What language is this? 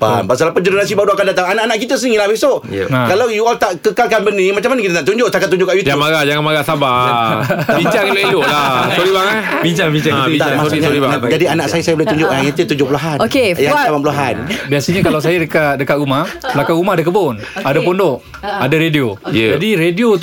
Malay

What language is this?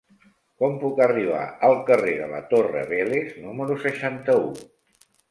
Catalan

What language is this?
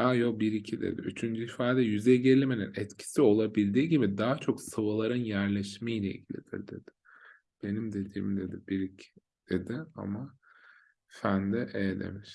Turkish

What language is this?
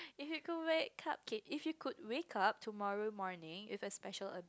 English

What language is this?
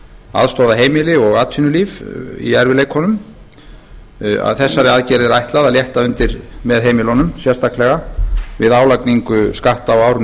Icelandic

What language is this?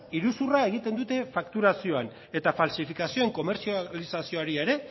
Basque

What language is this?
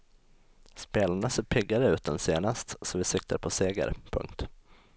Swedish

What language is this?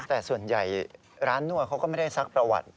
Thai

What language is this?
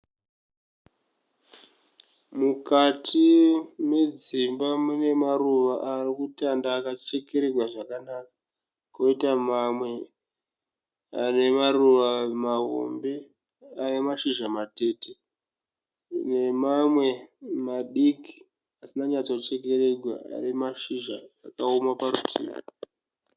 Shona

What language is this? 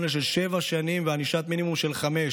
Hebrew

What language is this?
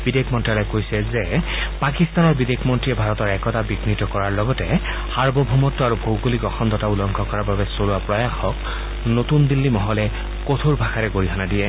Assamese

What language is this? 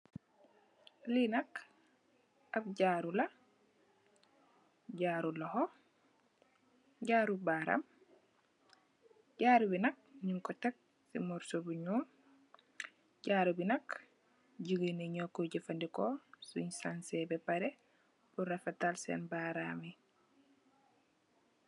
Wolof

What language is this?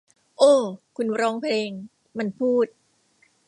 Thai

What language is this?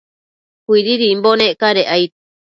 Matsés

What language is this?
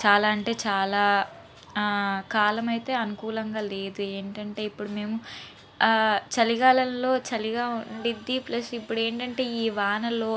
Telugu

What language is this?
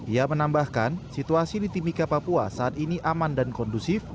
Indonesian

